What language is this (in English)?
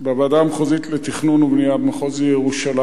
Hebrew